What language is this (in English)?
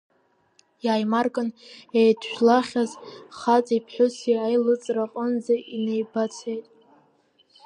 Abkhazian